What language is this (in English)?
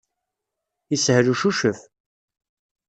Kabyle